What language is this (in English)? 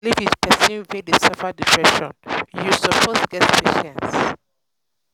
Nigerian Pidgin